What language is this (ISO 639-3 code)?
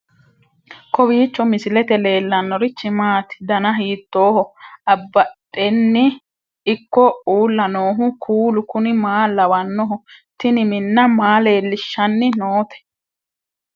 sid